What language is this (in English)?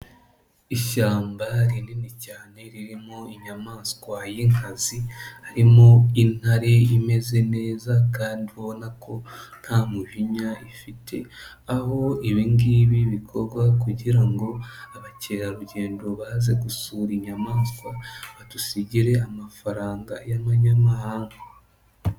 Kinyarwanda